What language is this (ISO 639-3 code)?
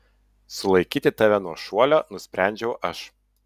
lit